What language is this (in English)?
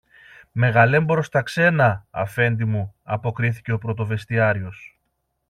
Greek